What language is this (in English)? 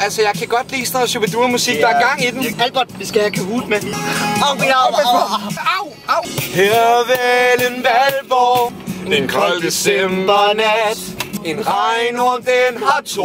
Danish